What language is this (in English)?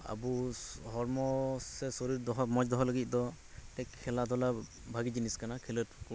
Santali